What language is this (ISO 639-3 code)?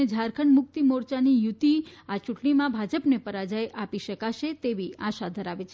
guj